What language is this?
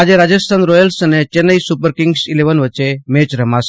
Gujarati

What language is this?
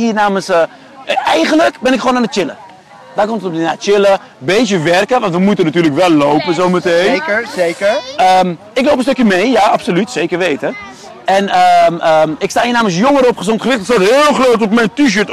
Dutch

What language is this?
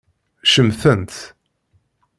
Kabyle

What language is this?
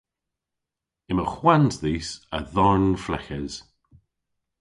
Cornish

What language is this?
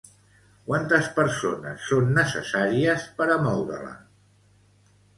Catalan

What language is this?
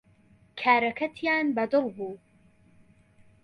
Central Kurdish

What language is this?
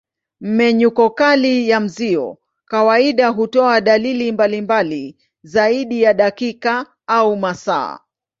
Swahili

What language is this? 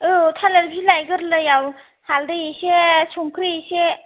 Bodo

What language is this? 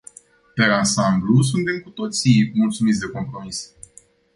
Romanian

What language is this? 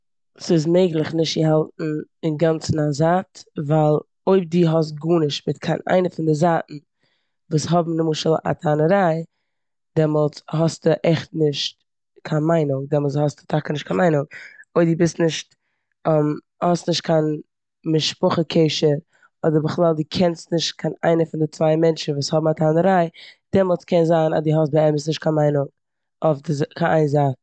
Yiddish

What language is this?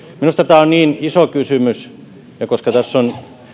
Finnish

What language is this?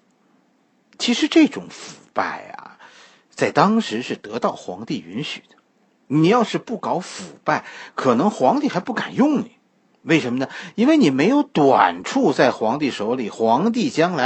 Chinese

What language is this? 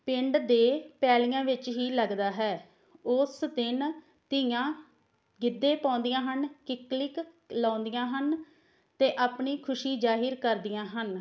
Punjabi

